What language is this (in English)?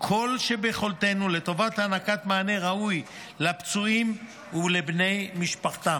Hebrew